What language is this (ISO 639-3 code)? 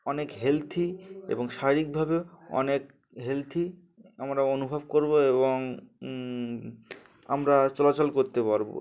ben